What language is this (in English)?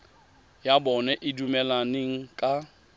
Tswana